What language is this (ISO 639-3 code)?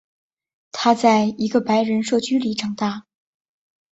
zho